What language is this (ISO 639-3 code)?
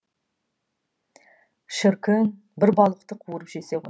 kaz